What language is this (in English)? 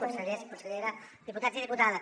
Catalan